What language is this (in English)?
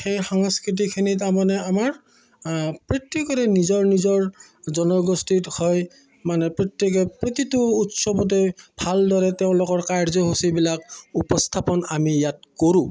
Assamese